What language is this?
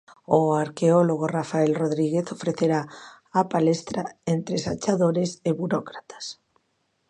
Galician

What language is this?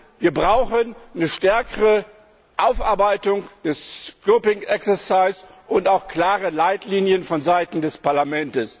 German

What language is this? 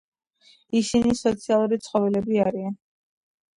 Georgian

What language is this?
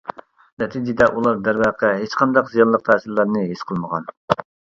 Uyghur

